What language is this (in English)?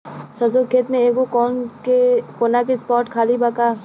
Bhojpuri